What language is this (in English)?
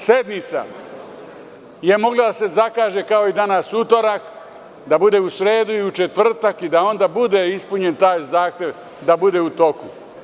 Serbian